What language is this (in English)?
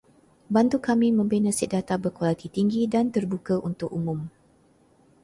Malay